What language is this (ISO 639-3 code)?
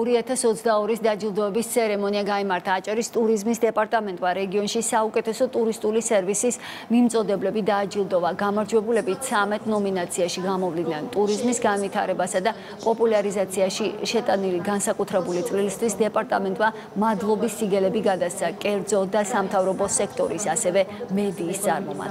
ron